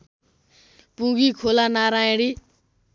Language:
Nepali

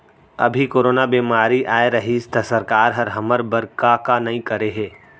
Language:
Chhattisgarhi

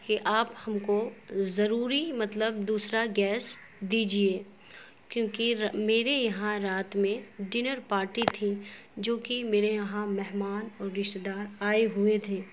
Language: Urdu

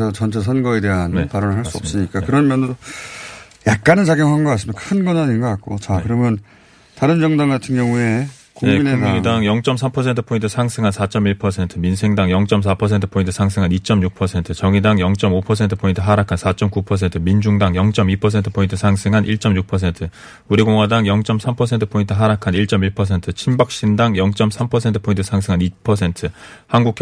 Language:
Korean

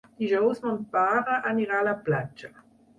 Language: Catalan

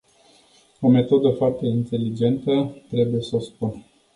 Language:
Romanian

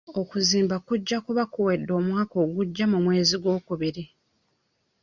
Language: Ganda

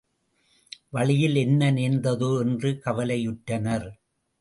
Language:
Tamil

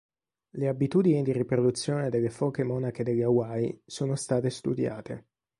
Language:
Italian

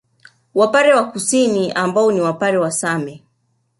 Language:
Swahili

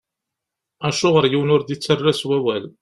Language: Kabyle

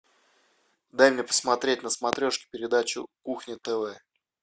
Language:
Russian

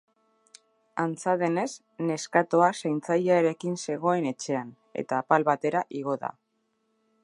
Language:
Basque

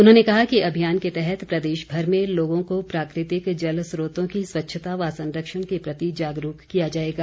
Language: Hindi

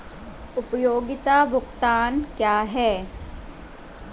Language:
Hindi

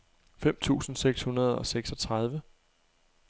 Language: Danish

